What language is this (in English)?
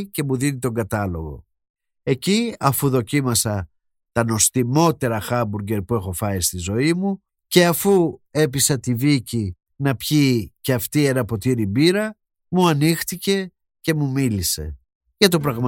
Greek